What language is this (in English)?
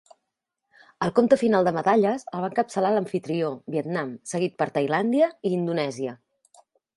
Catalan